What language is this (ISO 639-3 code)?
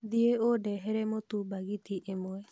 kik